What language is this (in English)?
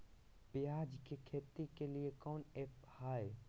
Magahi